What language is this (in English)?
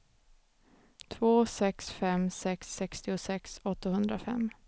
Swedish